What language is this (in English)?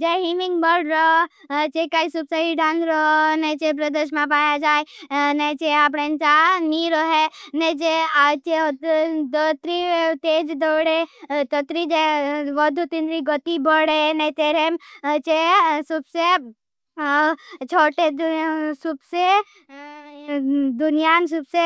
Bhili